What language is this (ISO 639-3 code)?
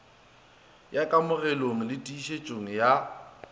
nso